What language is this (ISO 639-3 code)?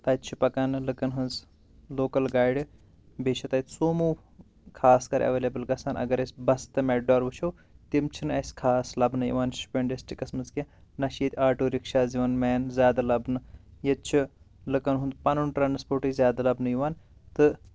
kas